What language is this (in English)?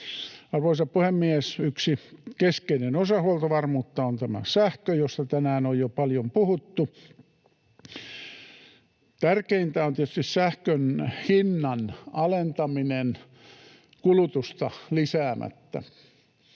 Finnish